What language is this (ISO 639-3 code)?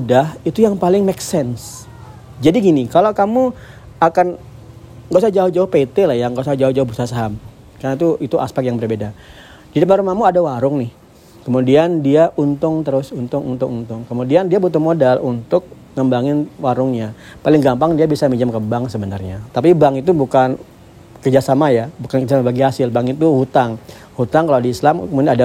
ind